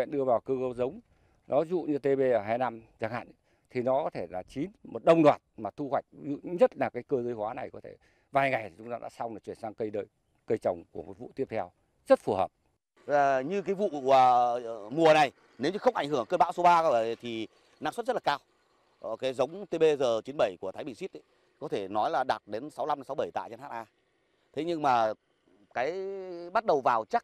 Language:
Vietnamese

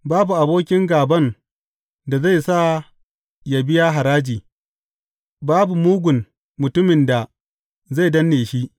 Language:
Hausa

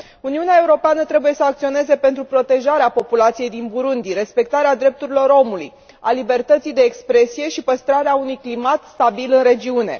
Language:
Romanian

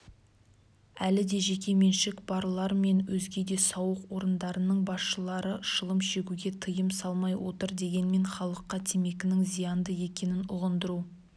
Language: Kazakh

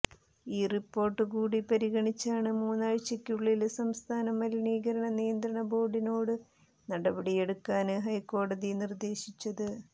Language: Malayalam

